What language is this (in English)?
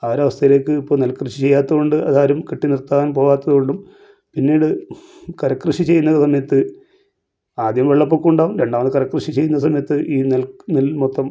Malayalam